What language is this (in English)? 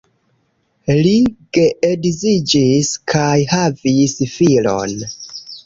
Esperanto